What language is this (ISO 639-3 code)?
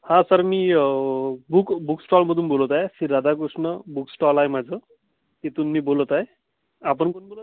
mar